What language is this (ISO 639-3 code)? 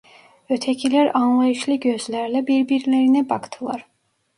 tur